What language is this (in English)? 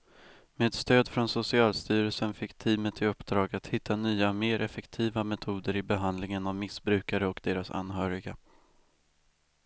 Swedish